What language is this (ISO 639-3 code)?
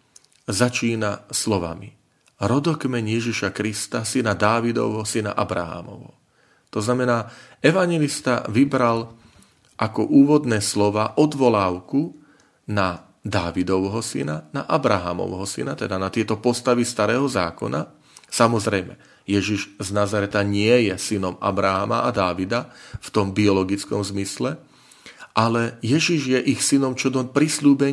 slk